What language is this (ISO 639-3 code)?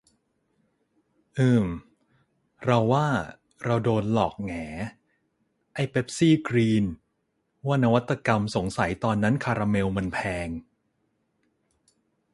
tha